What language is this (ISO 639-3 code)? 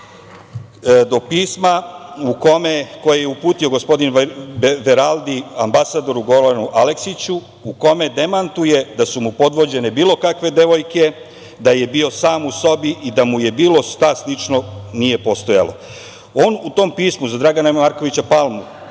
srp